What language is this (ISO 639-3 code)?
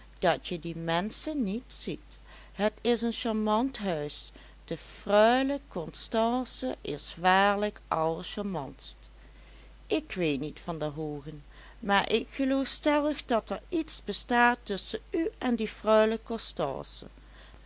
nld